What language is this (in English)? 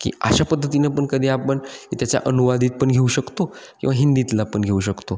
Marathi